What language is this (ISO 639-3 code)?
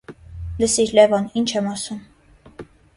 hye